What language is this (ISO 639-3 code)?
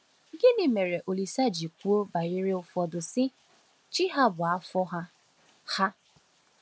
ibo